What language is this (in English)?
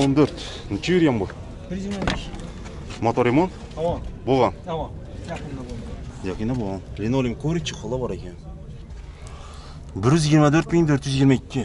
Turkish